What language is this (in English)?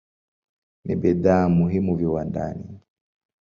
Swahili